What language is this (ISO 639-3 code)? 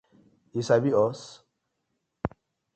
pcm